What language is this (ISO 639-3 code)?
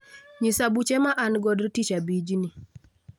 luo